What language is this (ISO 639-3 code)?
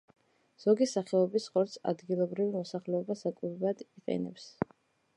kat